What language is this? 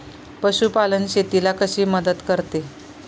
Marathi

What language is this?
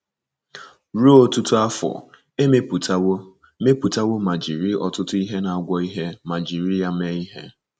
Igbo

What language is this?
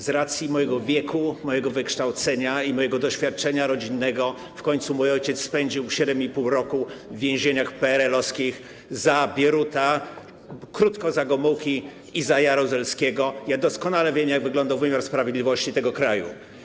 Polish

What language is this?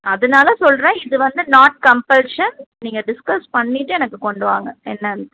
Tamil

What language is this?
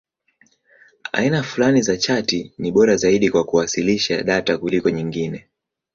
Swahili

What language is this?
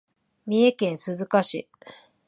Japanese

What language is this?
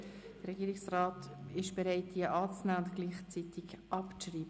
Swiss German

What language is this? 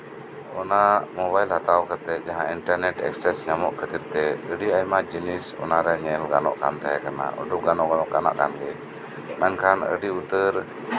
Santali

